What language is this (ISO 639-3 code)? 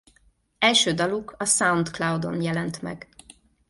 hun